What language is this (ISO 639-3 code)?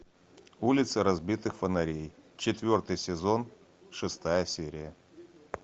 rus